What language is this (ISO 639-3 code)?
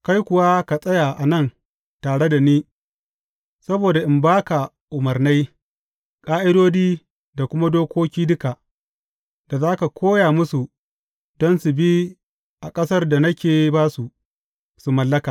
hau